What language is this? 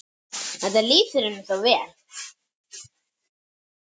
Icelandic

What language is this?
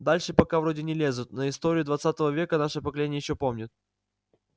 Russian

